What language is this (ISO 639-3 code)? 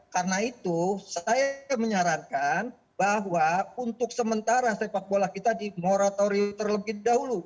ind